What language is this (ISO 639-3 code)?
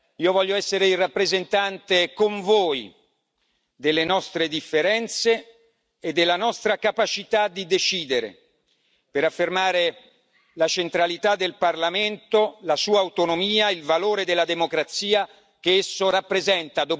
ita